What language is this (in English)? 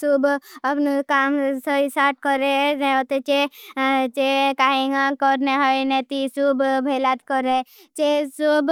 Bhili